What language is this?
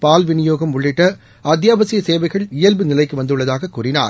Tamil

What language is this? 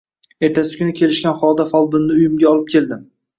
Uzbek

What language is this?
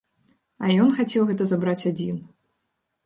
Belarusian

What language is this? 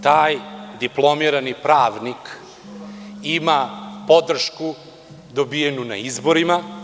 Serbian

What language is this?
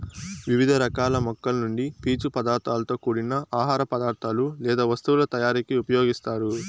Telugu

